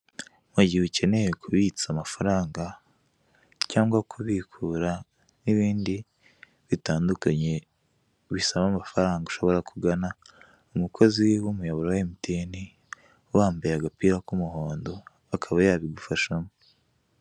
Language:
Kinyarwanda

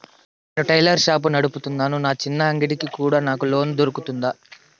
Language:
Telugu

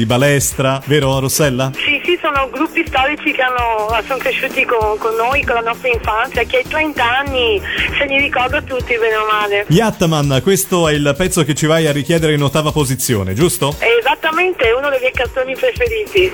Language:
Italian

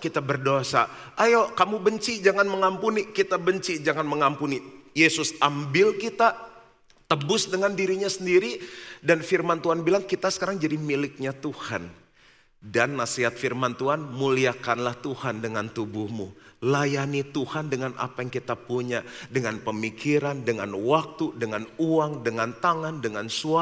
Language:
Indonesian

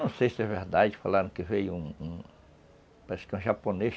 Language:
Portuguese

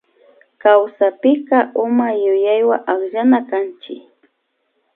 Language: Imbabura Highland Quichua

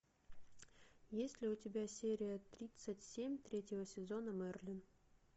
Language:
Russian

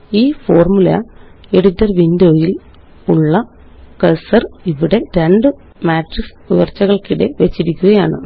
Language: Malayalam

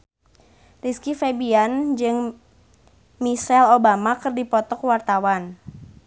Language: Sundanese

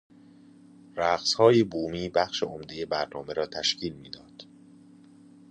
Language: Persian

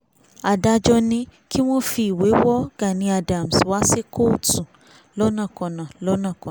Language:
Yoruba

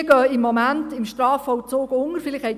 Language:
Swiss German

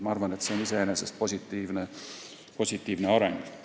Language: Estonian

